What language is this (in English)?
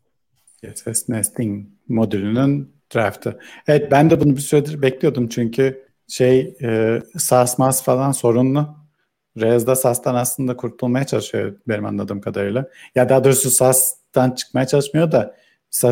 Turkish